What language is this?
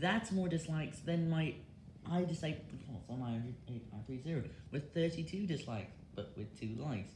English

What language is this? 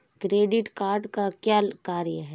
Hindi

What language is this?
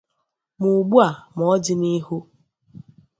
Igbo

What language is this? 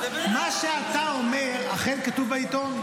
Hebrew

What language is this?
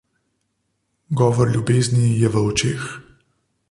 Slovenian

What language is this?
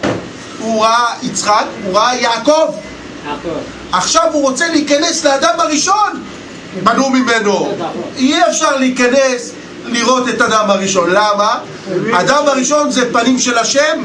Hebrew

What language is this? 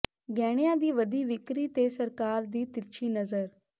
Punjabi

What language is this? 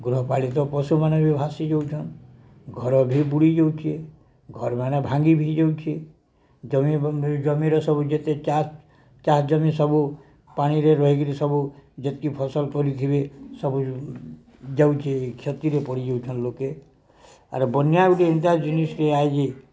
Odia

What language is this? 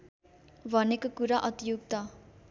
Nepali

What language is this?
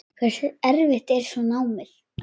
Icelandic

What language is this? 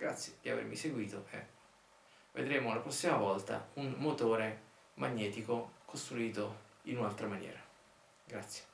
Italian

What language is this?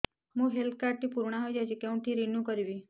Odia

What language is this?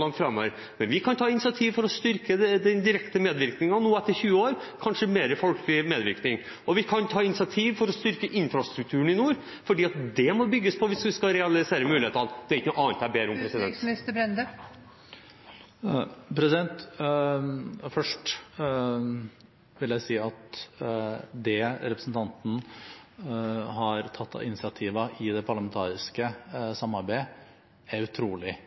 Norwegian Bokmål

